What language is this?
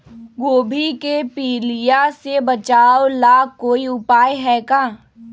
Magahi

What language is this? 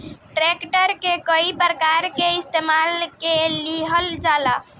Bhojpuri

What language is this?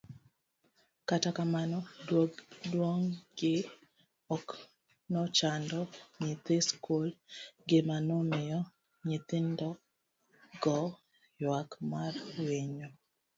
Luo (Kenya and Tanzania)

